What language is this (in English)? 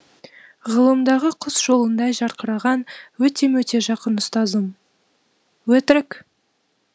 Kazakh